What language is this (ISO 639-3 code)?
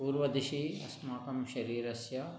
san